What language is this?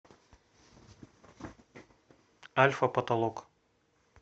Russian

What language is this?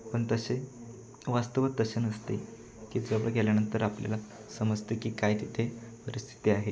Marathi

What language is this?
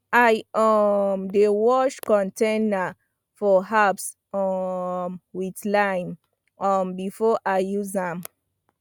Nigerian Pidgin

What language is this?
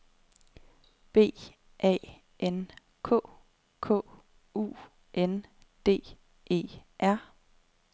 Danish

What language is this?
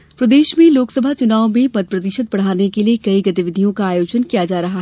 Hindi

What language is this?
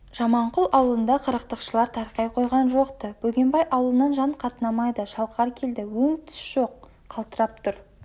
Kazakh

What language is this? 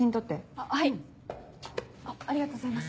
Japanese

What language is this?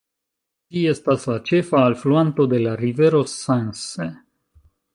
Esperanto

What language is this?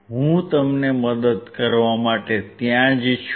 Gujarati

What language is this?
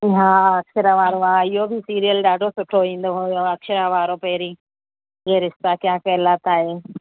Sindhi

